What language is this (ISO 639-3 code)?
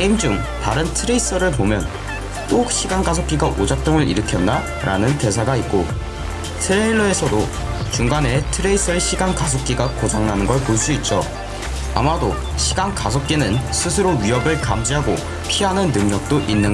kor